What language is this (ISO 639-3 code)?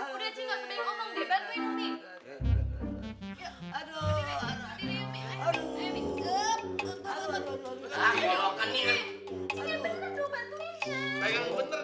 ind